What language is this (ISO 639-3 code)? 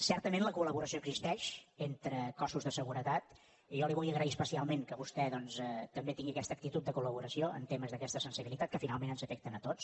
cat